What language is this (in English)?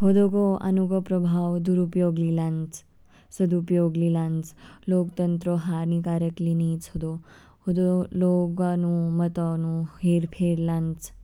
Kinnauri